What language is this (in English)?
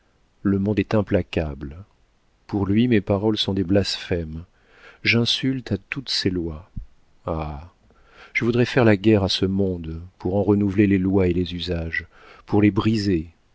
French